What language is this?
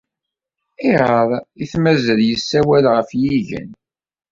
Kabyle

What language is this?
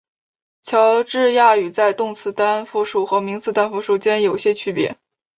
Chinese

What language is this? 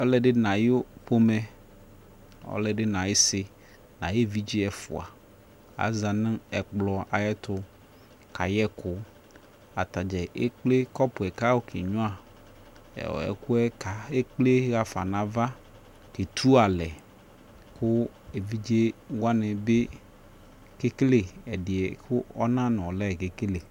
Ikposo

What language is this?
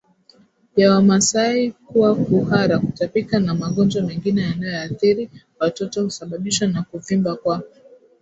Swahili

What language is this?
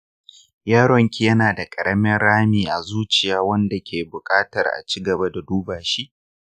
Hausa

